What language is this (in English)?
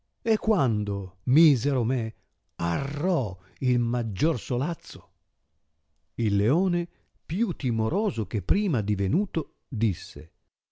Italian